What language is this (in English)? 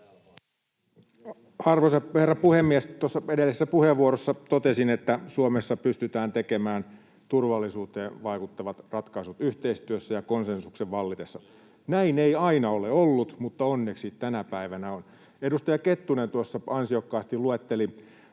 Finnish